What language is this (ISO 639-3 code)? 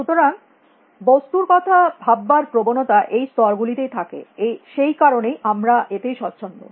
ben